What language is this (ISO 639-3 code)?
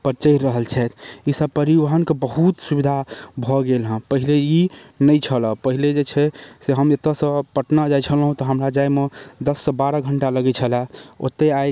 mai